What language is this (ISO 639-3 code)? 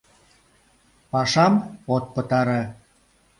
chm